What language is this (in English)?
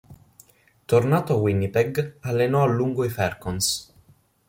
Italian